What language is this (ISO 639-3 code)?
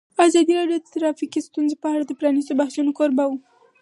pus